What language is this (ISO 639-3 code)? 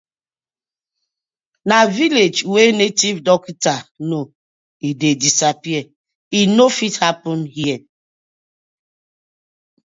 pcm